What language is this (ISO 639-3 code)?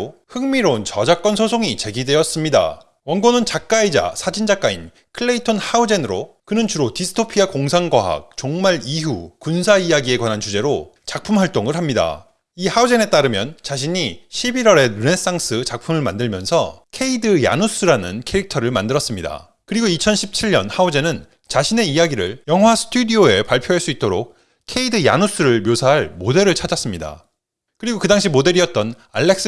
kor